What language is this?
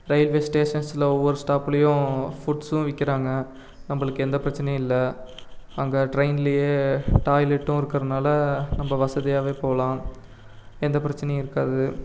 Tamil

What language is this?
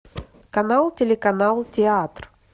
Russian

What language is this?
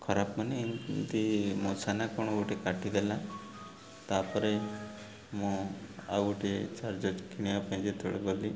Odia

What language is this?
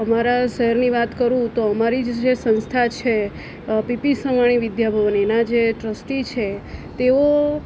Gujarati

